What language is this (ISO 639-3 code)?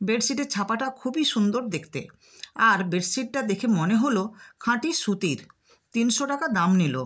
ben